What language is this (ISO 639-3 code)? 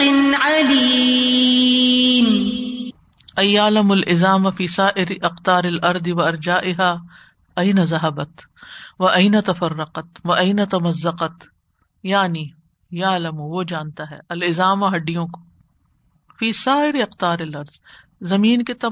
urd